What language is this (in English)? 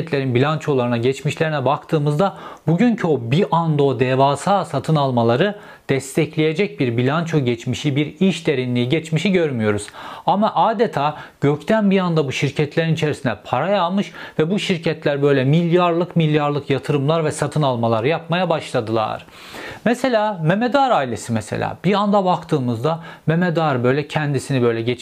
Turkish